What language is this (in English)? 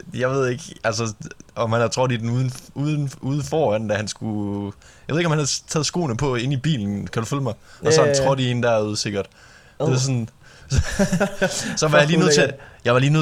Danish